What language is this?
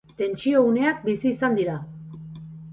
Basque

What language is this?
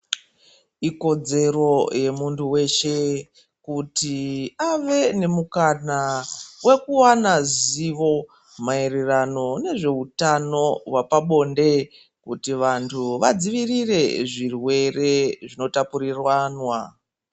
Ndau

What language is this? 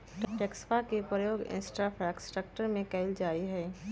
Magahi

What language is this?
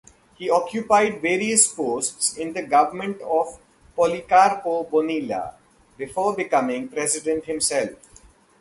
English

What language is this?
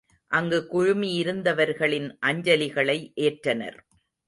Tamil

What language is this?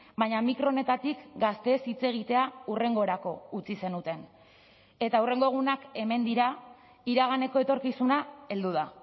Basque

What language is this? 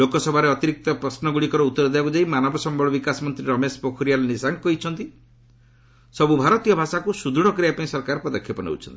Odia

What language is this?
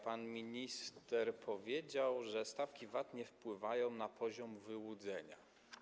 Polish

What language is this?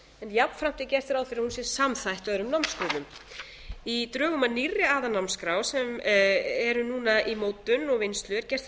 Icelandic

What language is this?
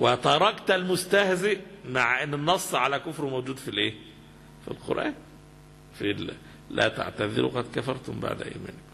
Arabic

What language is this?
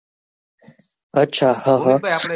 Gujarati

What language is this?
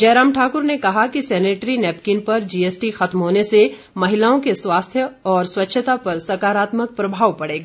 Hindi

